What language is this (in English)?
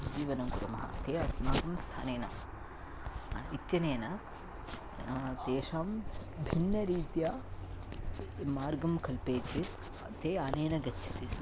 Sanskrit